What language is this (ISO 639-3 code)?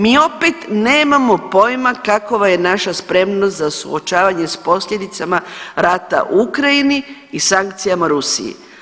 hrv